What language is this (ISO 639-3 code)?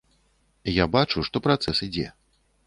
bel